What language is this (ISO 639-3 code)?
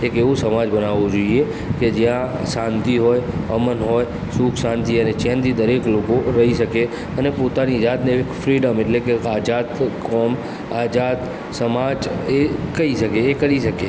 guj